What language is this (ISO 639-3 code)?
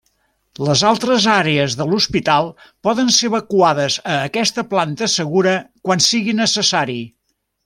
cat